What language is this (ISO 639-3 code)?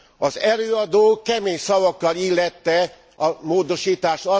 hun